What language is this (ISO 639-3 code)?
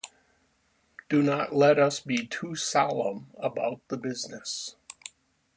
eng